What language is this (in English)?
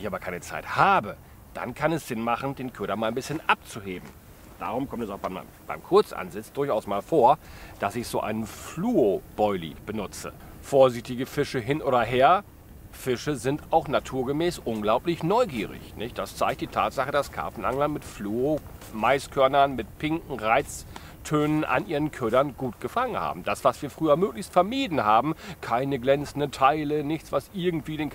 German